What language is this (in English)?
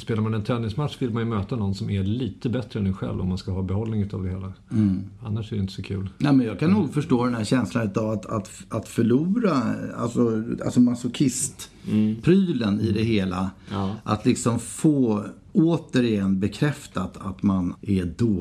Swedish